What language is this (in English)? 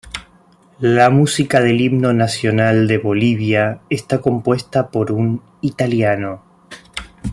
Spanish